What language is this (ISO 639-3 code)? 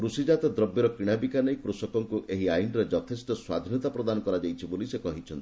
ori